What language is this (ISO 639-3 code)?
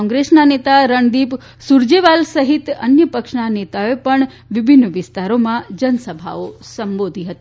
guj